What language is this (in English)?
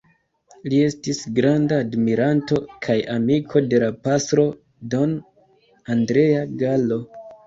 Esperanto